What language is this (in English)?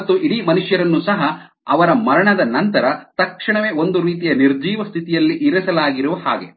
Kannada